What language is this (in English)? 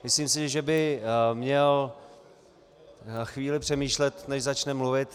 Czech